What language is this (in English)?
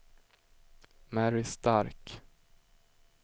Swedish